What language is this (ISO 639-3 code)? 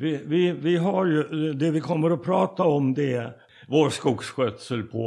swe